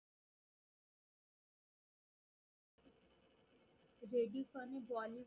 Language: Marathi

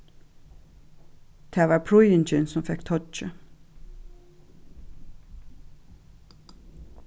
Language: Faroese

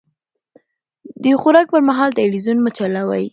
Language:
Pashto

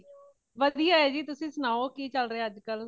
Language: Punjabi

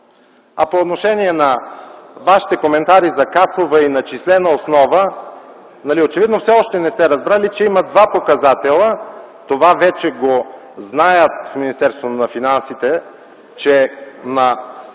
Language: Bulgarian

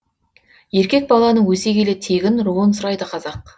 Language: Kazakh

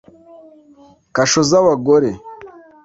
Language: Kinyarwanda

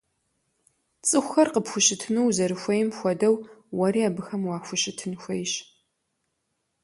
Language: Kabardian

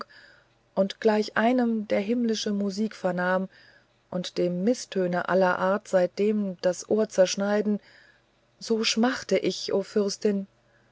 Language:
German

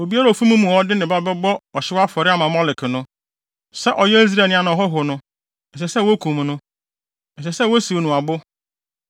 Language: Akan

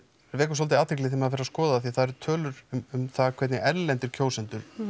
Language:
Icelandic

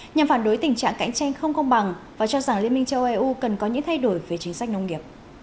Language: Vietnamese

